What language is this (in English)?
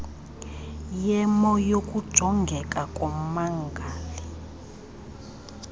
Xhosa